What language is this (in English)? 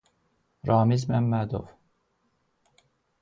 Azerbaijani